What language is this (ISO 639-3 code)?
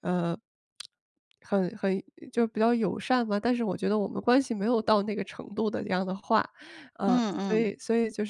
zho